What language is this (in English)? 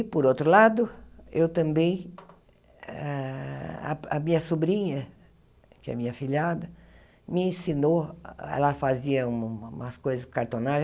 Portuguese